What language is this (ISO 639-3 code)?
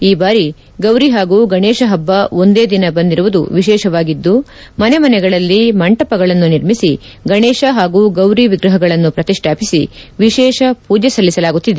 kan